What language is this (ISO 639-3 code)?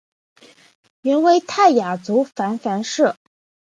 zho